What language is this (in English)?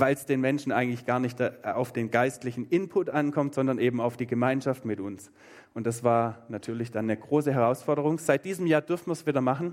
German